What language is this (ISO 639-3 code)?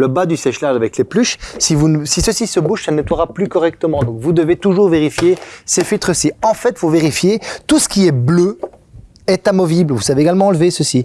fra